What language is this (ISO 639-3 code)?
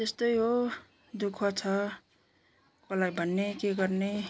nep